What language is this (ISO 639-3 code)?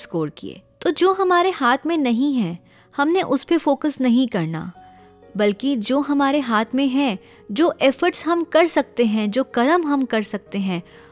hin